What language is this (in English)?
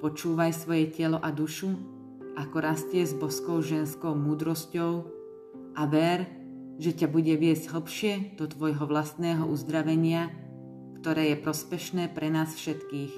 Slovak